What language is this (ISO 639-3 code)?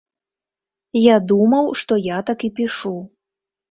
bel